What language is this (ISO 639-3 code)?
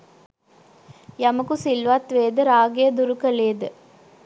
sin